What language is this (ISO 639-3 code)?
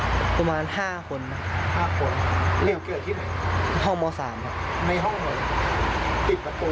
tha